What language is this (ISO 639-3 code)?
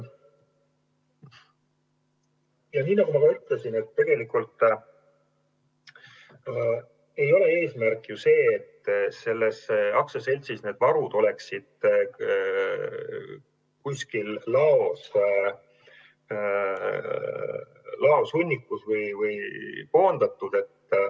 est